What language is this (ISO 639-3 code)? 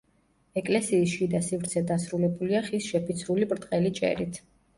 kat